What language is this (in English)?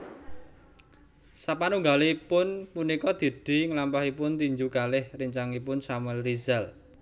Javanese